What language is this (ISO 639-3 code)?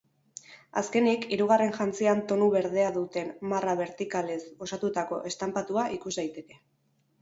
eus